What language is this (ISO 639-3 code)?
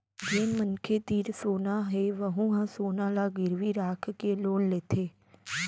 hne